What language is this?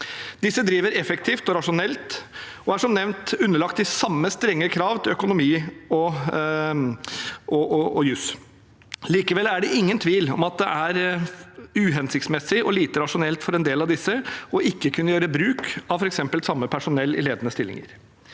Norwegian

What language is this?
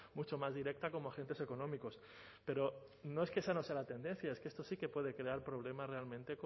Spanish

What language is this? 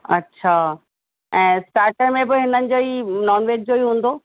Sindhi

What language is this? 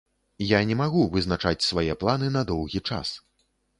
Belarusian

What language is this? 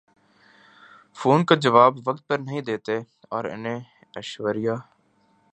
Urdu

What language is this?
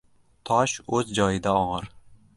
Uzbek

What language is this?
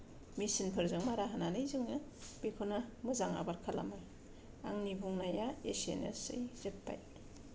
Bodo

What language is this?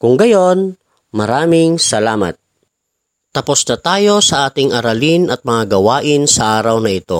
Filipino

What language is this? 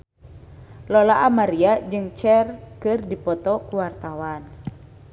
Sundanese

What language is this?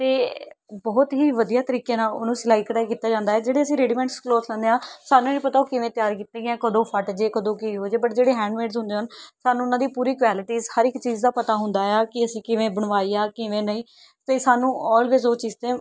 Punjabi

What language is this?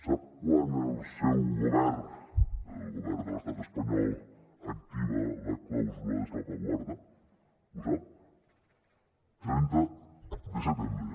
Catalan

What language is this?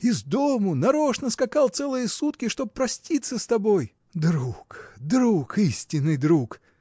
Russian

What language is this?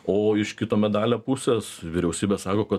Lithuanian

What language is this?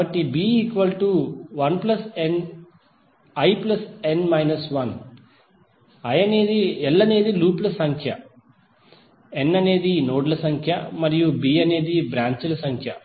Telugu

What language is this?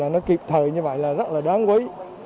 Vietnamese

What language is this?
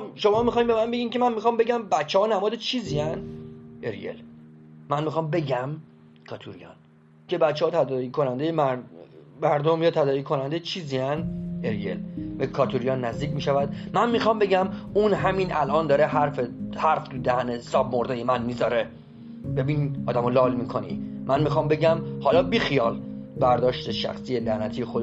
Persian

